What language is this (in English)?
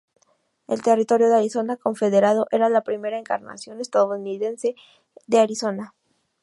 Spanish